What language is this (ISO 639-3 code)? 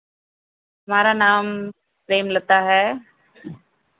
hin